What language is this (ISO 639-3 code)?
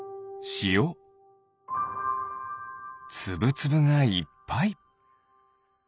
jpn